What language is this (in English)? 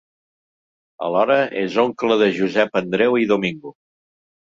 Catalan